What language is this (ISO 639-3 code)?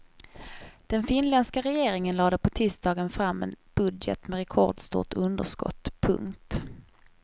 swe